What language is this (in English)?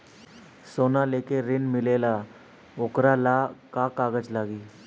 Bhojpuri